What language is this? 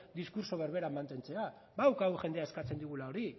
Basque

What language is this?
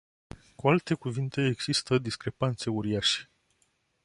Romanian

